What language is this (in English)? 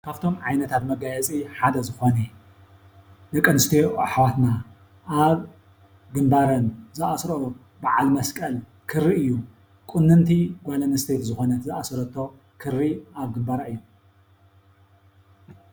Tigrinya